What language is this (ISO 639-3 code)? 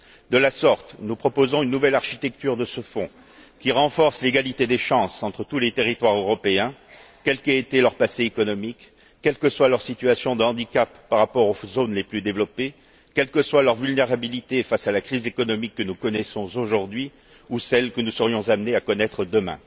fra